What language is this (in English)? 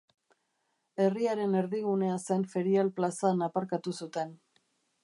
Basque